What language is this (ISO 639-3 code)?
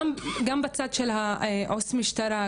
heb